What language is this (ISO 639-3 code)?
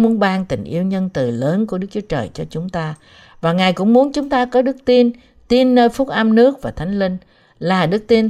vie